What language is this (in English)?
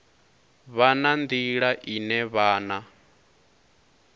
Venda